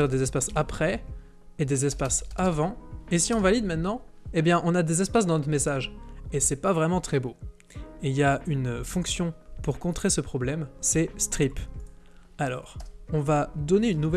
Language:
French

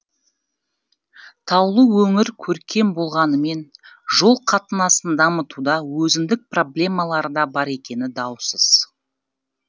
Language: Kazakh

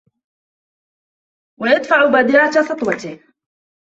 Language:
Arabic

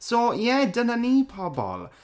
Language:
Welsh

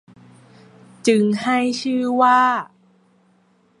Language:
Thai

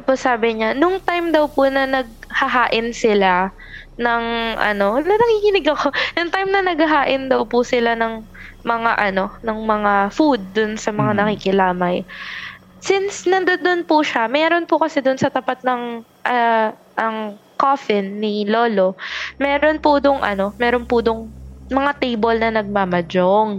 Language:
Filipino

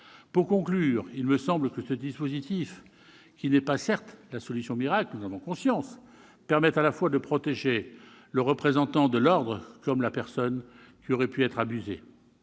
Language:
French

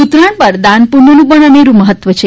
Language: Gujarati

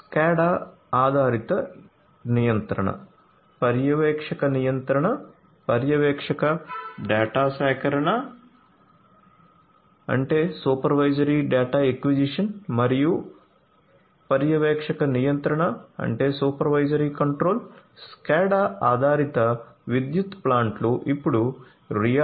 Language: Telugu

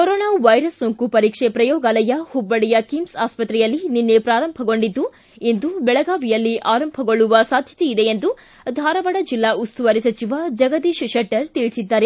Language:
Kannada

